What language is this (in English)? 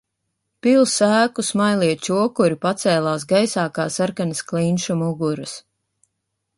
Latvian